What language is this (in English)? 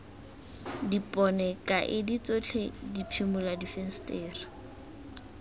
Tswana